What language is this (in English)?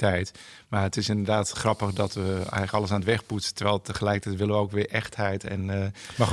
Dutch